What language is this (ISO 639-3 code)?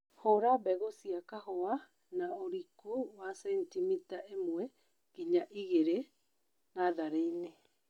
kik